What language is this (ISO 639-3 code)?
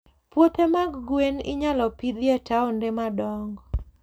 luo